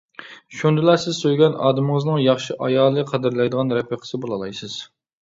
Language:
Uyghur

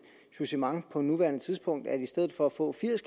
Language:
Danish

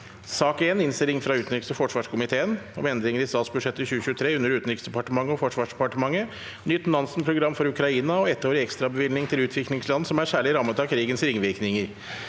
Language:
Norwegian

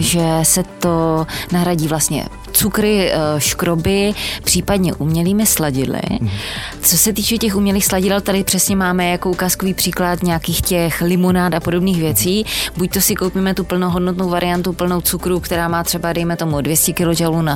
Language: Czech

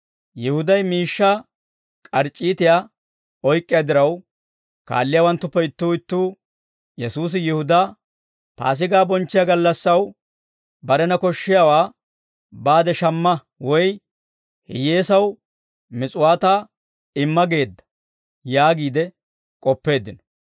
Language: Dawro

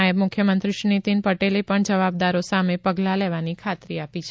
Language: Gujarati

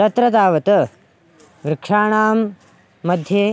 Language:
Sanskrit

